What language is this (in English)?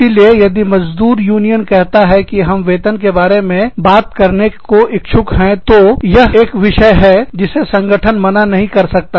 Hindi